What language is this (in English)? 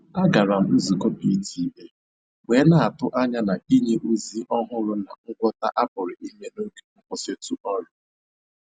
Igbo